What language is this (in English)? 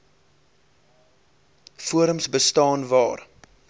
Afrikaans